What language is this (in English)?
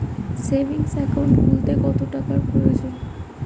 Bangla